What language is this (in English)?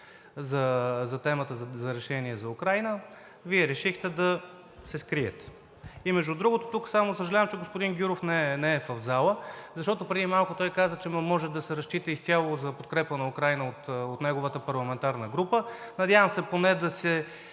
Bulgarian